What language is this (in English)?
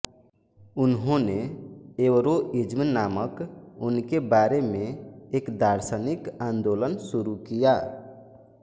Hindi